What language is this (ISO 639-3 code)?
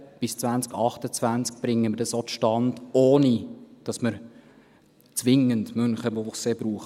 gsw